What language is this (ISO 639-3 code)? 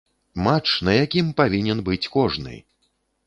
bel